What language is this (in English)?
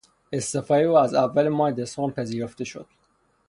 Persian